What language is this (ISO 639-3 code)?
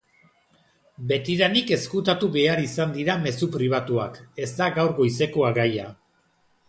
eus